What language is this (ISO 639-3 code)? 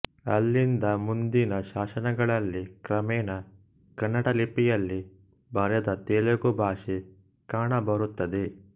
kan